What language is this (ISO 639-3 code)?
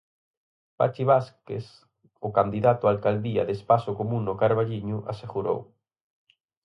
glg